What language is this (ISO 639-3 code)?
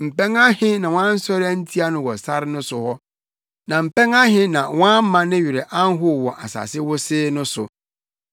aka